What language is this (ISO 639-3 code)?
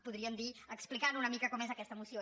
cat